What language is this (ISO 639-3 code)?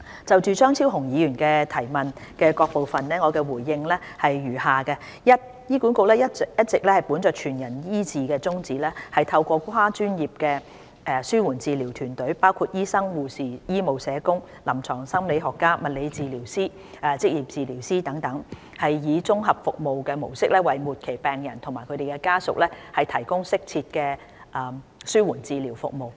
yue